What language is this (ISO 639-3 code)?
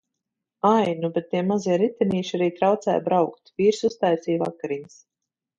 lav